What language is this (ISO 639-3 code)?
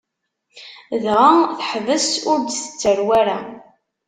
kab